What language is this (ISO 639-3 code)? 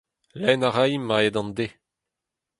bre